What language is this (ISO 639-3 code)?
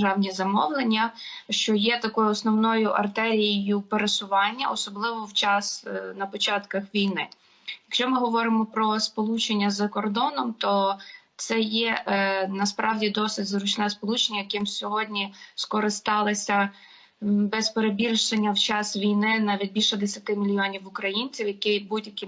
ukr